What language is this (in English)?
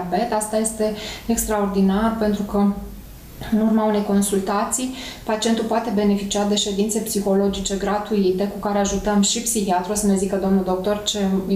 Romanian